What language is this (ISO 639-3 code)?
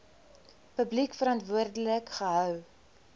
afr